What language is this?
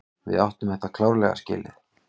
Icelandic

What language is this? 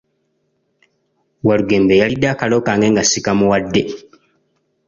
Ganda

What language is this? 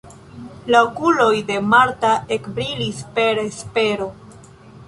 Esperanto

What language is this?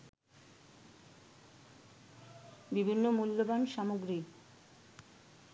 Bangla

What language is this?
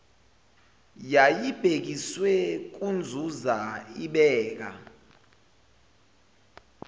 Zulu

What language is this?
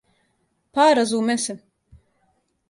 Serbian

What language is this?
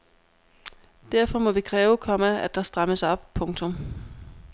Danish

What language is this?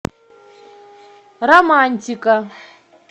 Russian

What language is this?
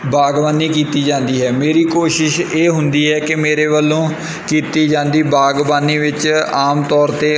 Punjabi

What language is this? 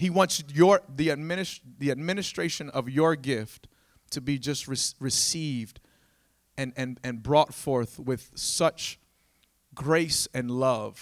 English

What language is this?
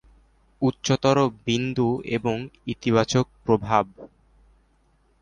Bangla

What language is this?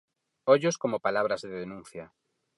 Galician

